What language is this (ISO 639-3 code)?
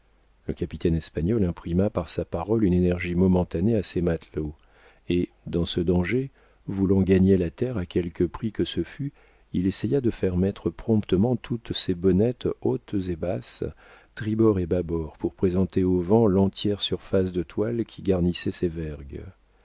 fra